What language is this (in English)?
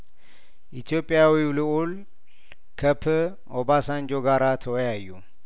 Amharic